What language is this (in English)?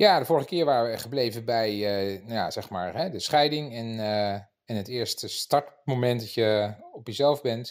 Dutch